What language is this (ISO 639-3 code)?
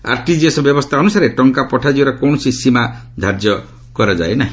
ori